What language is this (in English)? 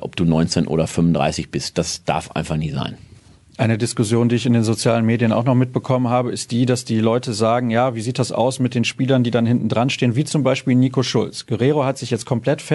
German